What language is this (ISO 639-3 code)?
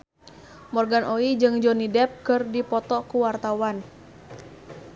sun